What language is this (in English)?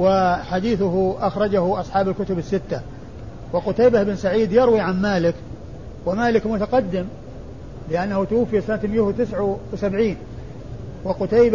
Arabic